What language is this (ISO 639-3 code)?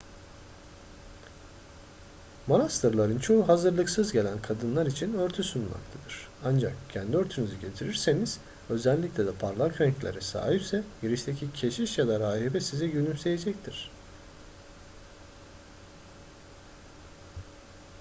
tur